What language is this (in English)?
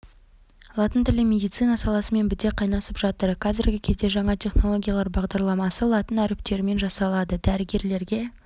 Kazakh